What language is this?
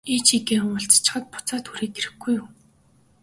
Mongolian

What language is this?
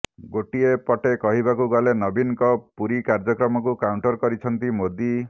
Odia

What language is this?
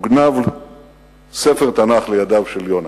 Hebrew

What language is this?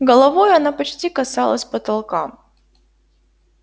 Russian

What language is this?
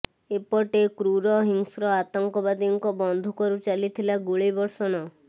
Odia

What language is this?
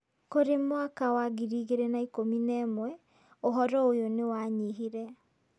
Kikuyu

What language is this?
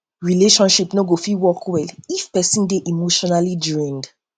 Nigerian Pidgin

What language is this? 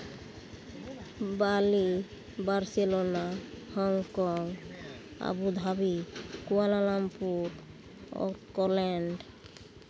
Santali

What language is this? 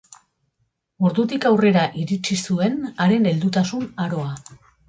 Basque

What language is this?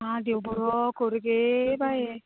Konkani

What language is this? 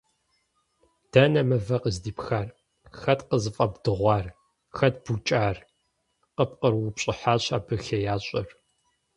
Kabardian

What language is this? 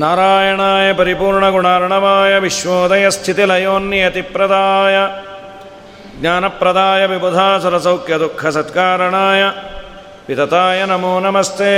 Kannada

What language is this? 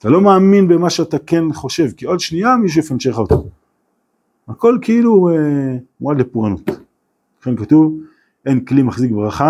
Hebrew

